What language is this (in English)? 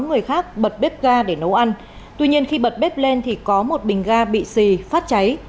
Vietnamese